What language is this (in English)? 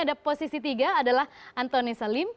Indonesian